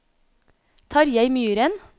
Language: Norwegian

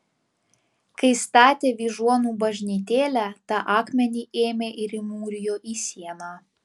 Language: Lithuanian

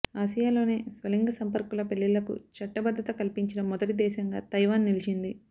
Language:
Telugu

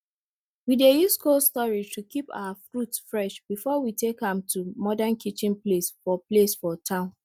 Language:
Nigerian Pidgin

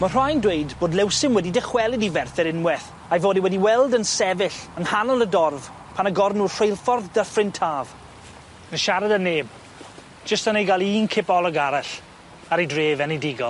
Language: Welsh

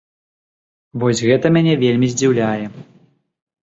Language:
Belarusian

